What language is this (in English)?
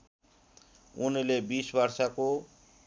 Nepali